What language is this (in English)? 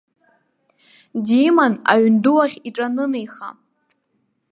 Abkhazian